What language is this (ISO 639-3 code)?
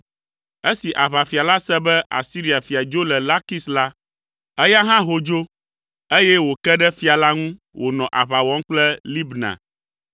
ewe